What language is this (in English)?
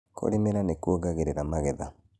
Kikuyu